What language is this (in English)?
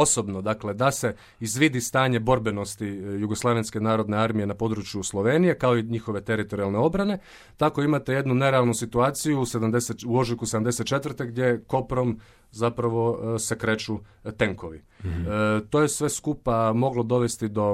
Croatian